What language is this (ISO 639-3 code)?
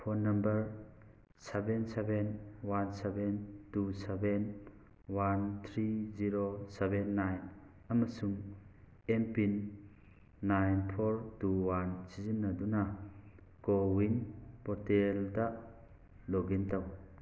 mni